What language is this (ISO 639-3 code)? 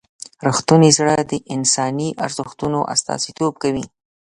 pus